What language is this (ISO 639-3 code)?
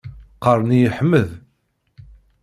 kab